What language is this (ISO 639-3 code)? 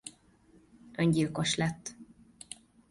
hun